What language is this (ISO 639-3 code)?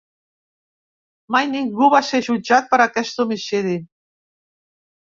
cat